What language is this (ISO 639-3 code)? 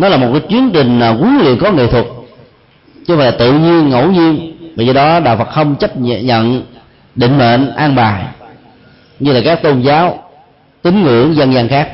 vie